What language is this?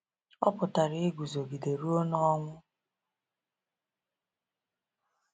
Igbo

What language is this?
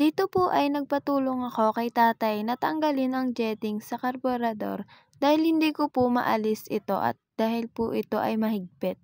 Filipino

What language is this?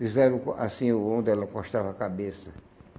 Portuguese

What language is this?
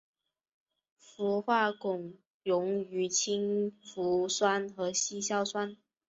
Chinese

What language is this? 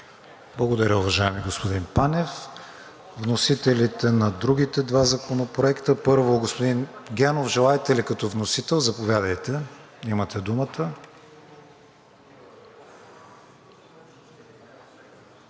Bulgarian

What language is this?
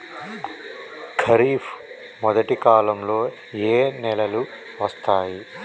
Telugu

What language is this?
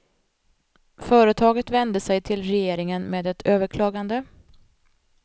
Swedish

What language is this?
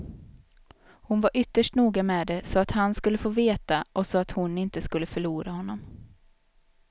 Swedish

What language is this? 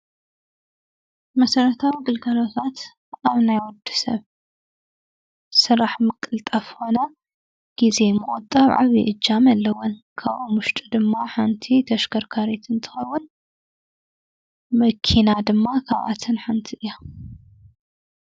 Tigrinya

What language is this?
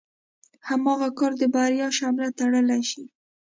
Pashto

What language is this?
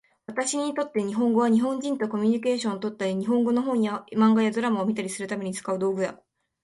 Japanese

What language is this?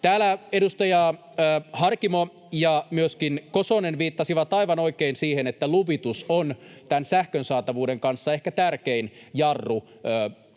Finnish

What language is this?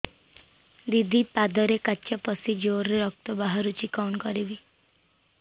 Odia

